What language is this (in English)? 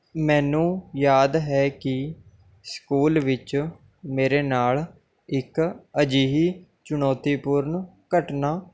Punjabi